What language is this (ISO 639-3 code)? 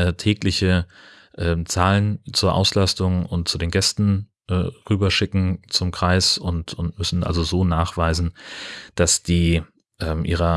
deu